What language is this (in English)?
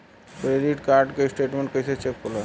Bhojpuri